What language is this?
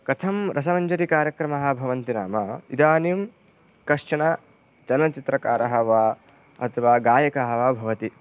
Sanskrit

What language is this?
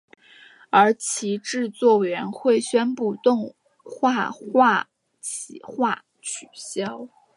Chinese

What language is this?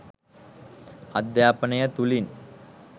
Sinhala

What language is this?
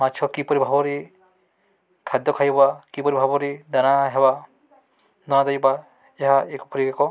Odia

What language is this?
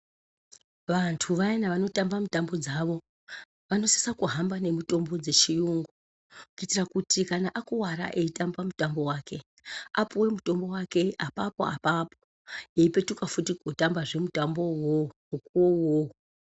Ndau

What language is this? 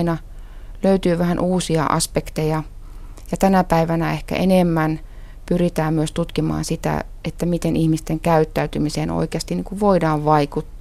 Finnish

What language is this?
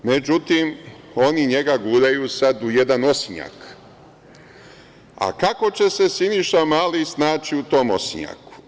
Serbian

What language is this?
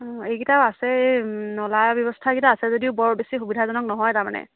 Assamese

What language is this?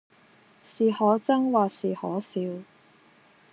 Cantonese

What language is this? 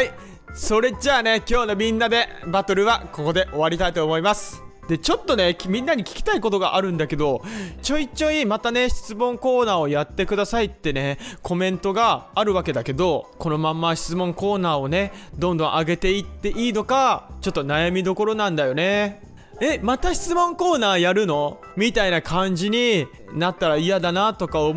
Japanese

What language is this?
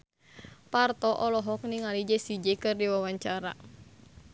Sundanese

